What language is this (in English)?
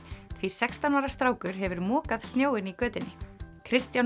Icelandic